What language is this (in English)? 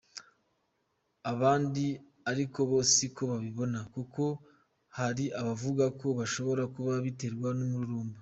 Kinyarwanda